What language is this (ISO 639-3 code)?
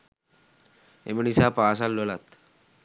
sin